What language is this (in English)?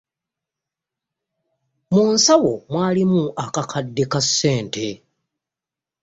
Ganda